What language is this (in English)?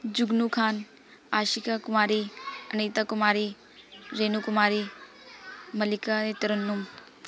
Punjabi